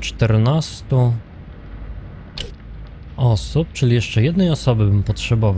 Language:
Polish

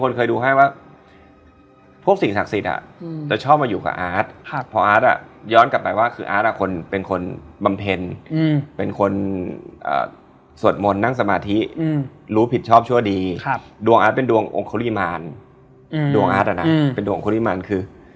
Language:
Thai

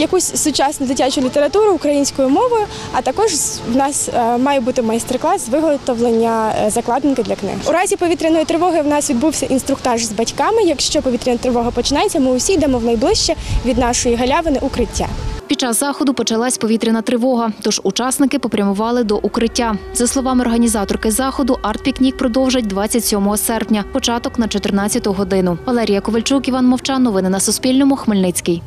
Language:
Ukrainian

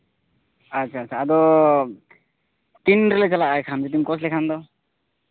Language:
Santali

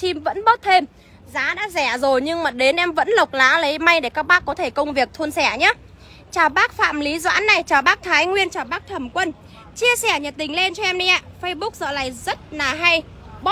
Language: Vietnamese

